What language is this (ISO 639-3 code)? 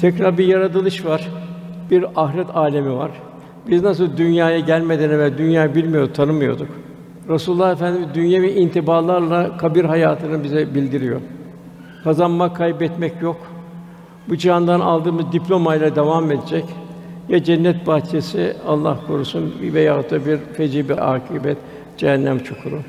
tur